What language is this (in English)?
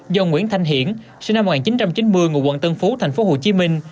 Vietnamese